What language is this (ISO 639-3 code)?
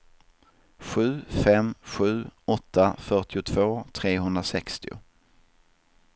swe